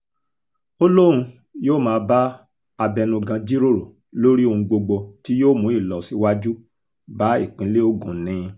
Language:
Yoruba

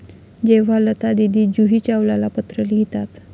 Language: Marathi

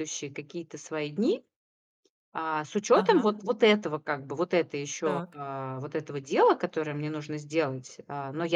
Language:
Russian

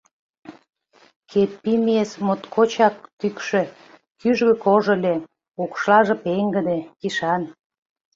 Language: Mari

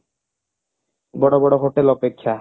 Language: Odia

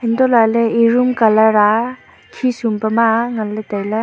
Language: Wancho Naga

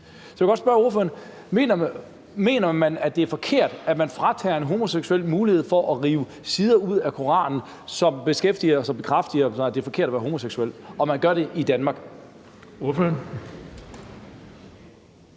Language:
Danish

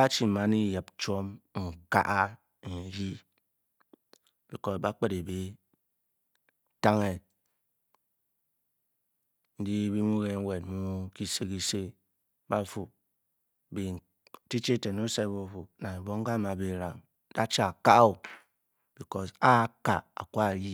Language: Bokyi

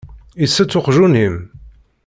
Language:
Kabyle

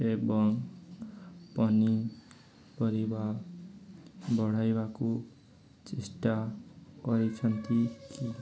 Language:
Odia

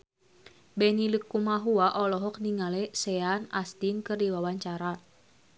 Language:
Sundanese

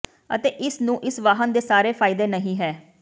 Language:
Punjabi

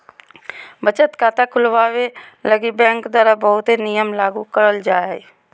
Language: Magahi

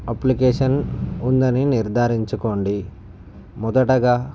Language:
Telugu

